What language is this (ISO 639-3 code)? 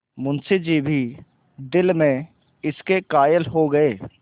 hin